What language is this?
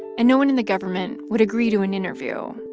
English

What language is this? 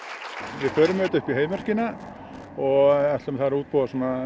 Icelandic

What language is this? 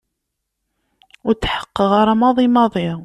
Kabyle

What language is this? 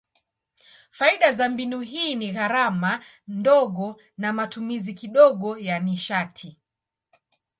Swahili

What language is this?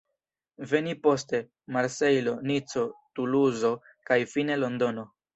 Esperanto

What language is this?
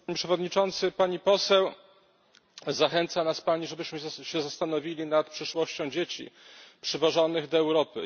Polish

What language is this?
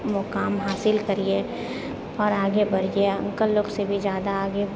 Maithili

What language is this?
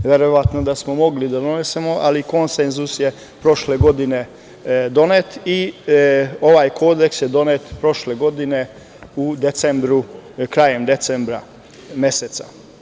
Serbian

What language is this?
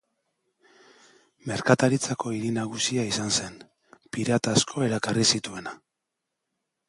Basque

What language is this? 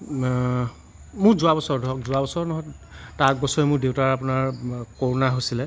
Assamese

